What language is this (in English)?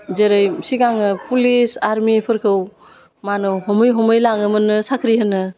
Bodo